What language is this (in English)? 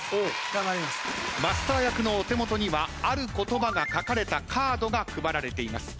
Japanese